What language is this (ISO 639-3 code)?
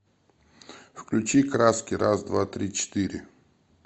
rus